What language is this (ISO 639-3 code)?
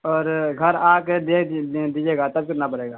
urd